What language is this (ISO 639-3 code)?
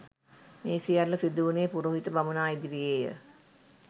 sin